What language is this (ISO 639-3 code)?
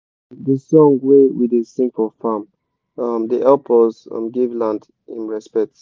pcm